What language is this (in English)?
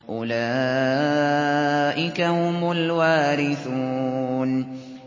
Arabic